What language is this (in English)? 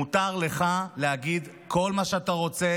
Hebrew